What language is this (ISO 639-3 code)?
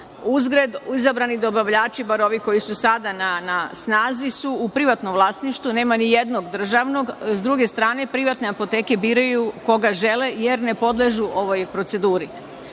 srp